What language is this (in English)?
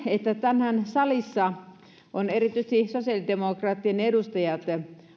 Finnish